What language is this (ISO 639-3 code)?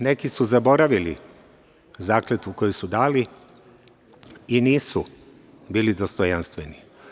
srp